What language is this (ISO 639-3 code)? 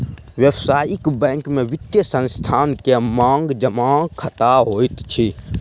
mai